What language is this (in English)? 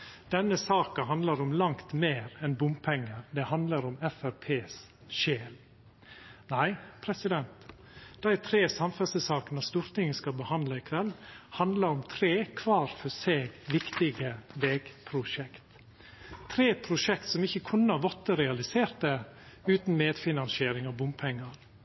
Norwegian Nynorsk